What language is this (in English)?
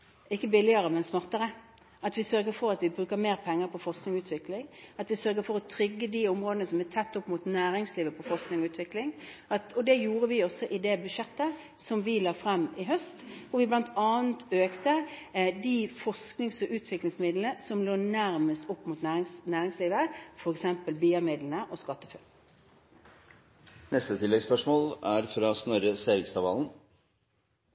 Norwegian